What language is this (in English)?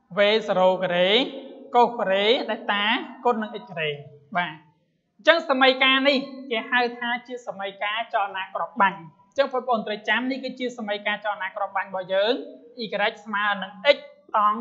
Thai